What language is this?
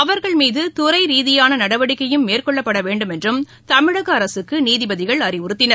Tamil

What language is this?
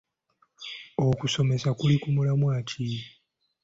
Ganda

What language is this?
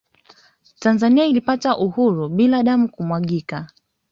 Swahili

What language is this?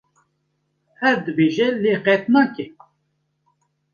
Kurdish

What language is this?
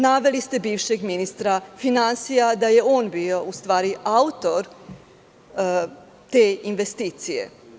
Serbian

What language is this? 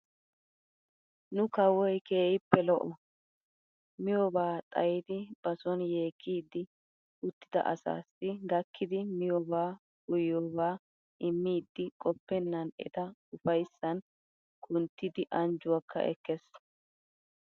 Wolaytta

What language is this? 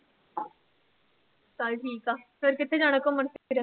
Punjabi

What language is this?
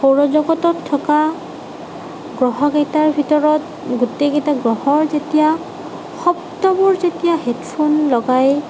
Assamese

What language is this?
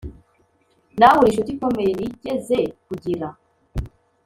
Kinyarwanda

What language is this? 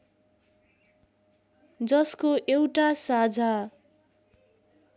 Nepali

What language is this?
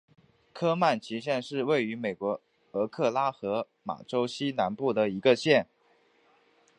Chinese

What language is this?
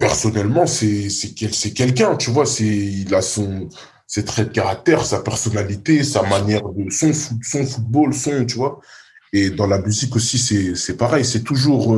French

